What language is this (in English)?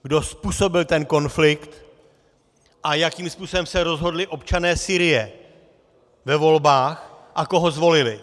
Czech